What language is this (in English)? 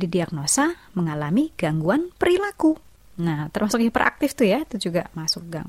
Indonesian